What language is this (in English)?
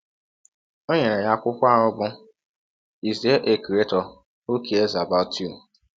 Igbo